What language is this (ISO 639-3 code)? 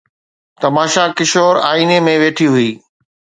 snd